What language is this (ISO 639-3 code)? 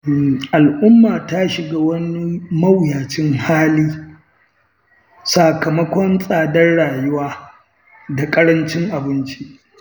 hau